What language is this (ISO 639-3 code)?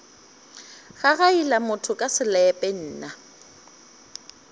nso